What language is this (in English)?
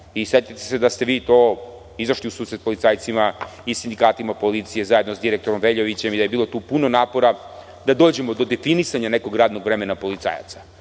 Serbian